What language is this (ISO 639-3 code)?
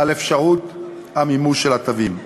heb